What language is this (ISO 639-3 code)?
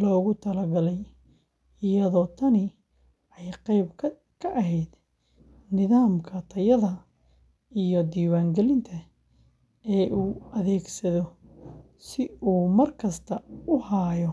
som